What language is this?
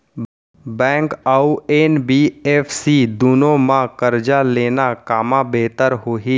Chhattisgarhi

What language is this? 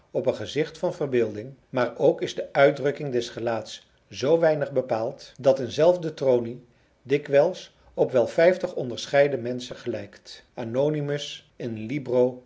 Dutch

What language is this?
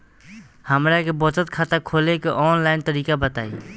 Bhojpuri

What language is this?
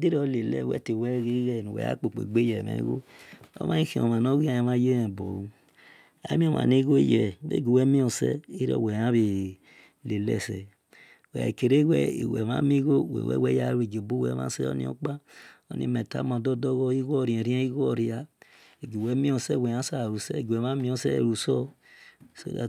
Esan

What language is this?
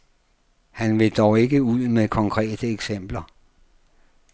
Danish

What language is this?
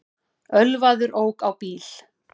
Icelandic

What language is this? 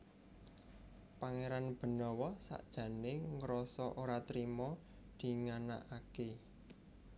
Javanese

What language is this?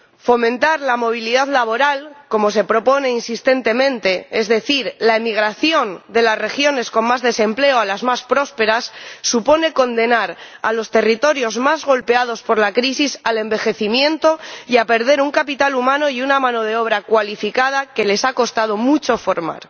Spanish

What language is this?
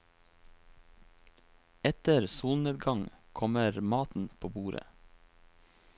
Norwegian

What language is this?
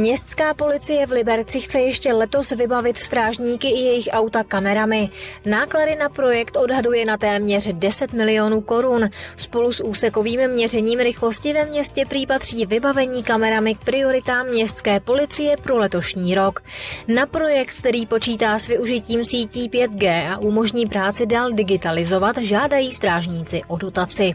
Czech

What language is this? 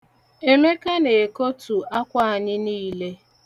Igbo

